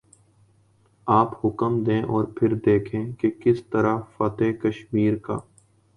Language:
Urdu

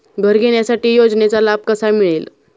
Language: Marathi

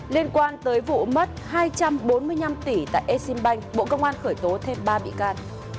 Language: Vietnamese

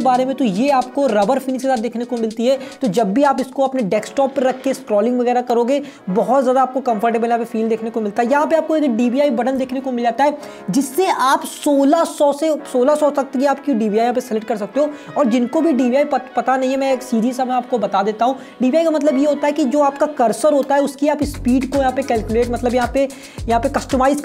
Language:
Hindi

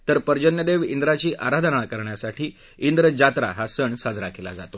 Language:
Marathi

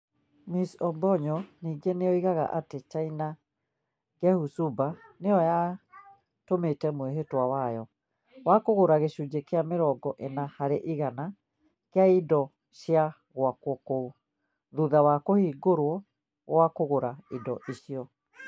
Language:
Kikuyu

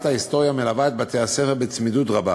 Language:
Hebrew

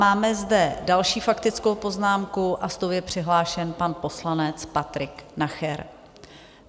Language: Czech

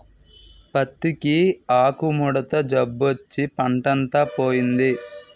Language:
Telugu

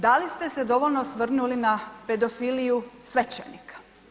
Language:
Croatian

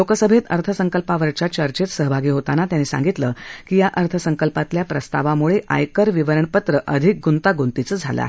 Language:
Marathi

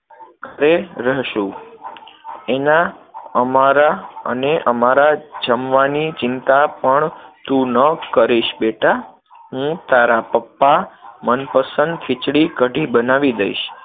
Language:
Gujarati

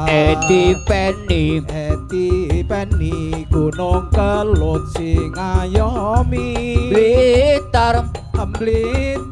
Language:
Indonesian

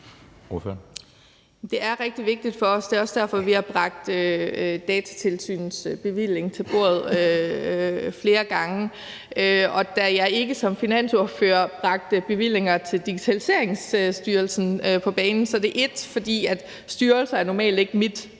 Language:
Danish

